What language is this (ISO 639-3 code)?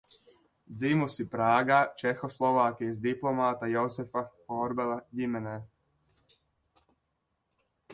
lav